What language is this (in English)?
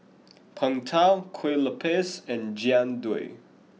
English